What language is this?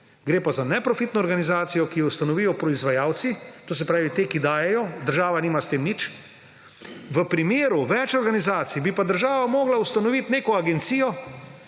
Slovenian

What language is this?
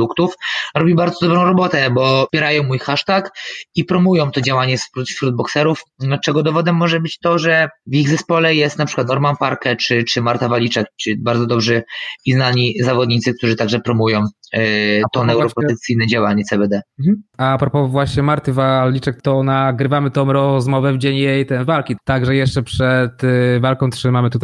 Polish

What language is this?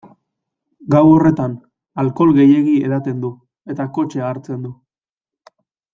Basque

